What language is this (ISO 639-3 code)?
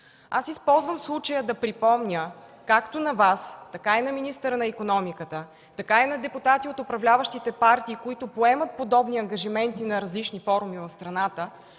bul